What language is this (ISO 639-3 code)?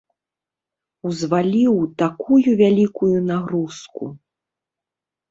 bel